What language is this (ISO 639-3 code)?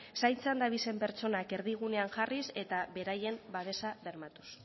eus